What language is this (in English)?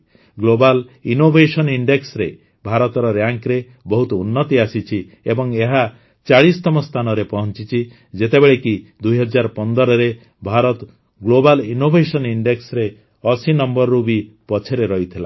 Odia